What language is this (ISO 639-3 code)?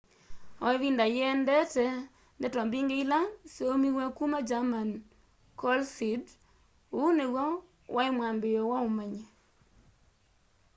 kam